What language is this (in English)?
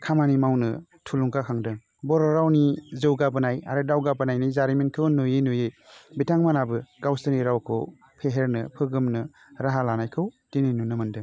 Bodo